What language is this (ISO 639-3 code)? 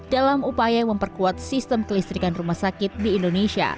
ind